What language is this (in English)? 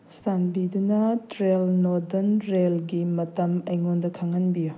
Manipuri